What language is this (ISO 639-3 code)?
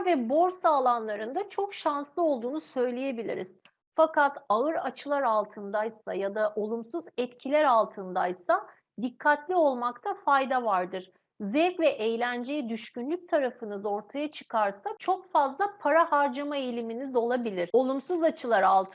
tur